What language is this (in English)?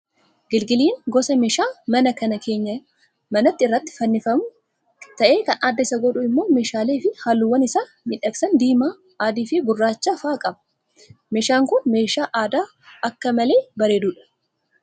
Oromo